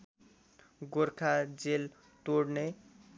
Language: Nepali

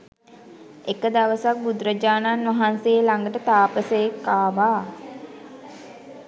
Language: Sinhala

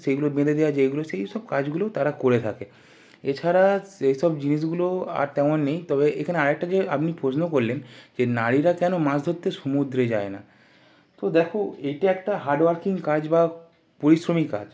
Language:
Bangla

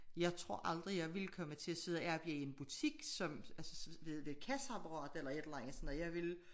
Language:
Danish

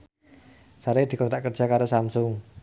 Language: Javanese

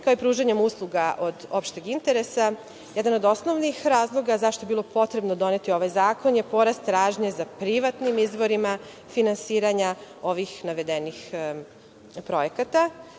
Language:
Serbian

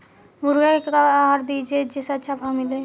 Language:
Bhojpuri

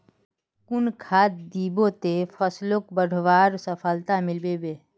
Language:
Magahi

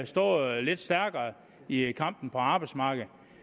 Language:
Danish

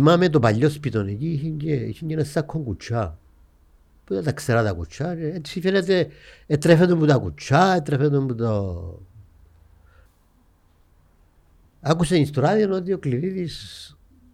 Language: Greek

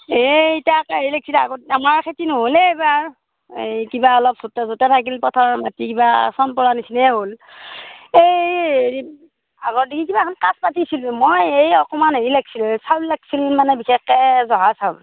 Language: Assamese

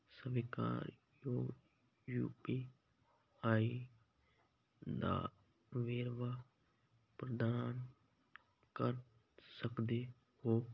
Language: Punjabi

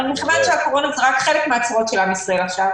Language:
Hebrew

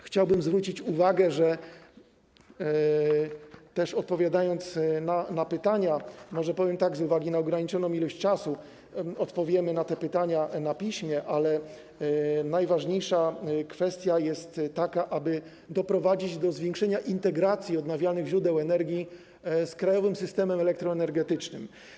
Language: Polish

